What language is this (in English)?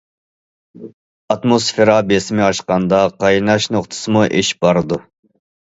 Uyghur